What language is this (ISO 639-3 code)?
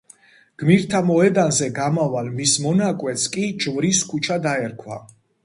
kat